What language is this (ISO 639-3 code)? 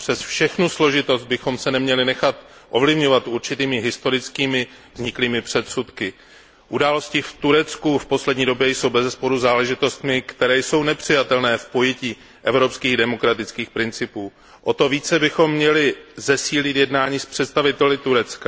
ces